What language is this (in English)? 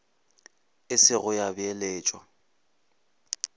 Northern Sotho